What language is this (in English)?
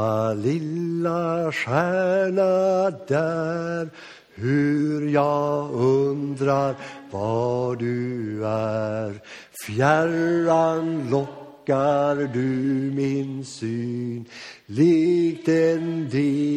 Swedish